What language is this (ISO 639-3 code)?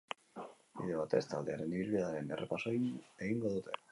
eus